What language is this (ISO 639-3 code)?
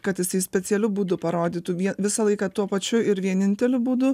lit